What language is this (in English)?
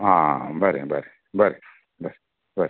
Konkani